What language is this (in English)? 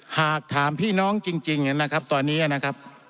Thai